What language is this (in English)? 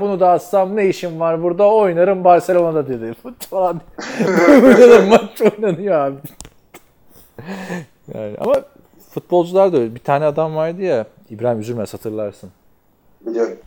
Turkish